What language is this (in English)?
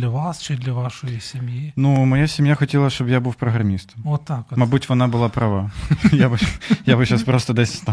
Ukrainian